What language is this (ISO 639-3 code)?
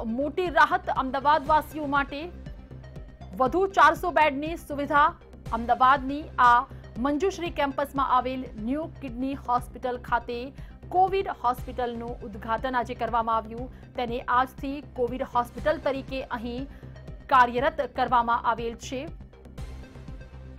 hin